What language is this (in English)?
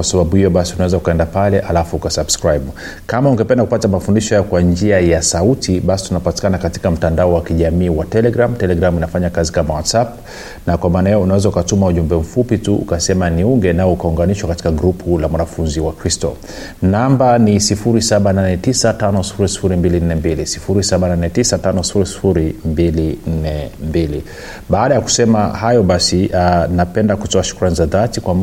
Swahili